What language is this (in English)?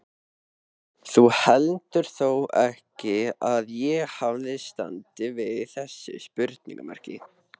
Icelandic